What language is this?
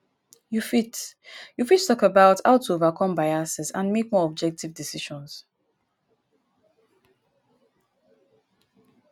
Nigerian Pidgin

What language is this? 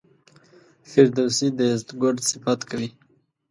Pashto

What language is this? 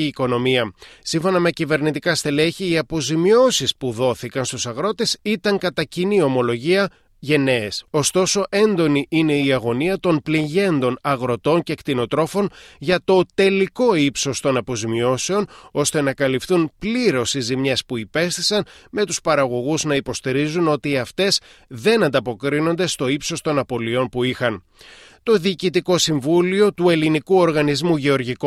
Greek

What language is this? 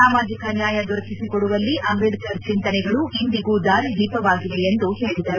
Kannada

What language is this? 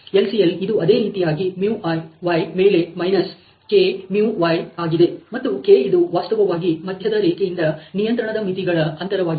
Kannada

